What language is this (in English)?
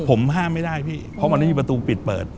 Thai